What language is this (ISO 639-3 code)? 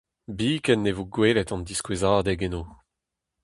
bre